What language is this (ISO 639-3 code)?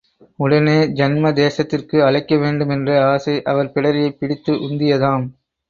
tam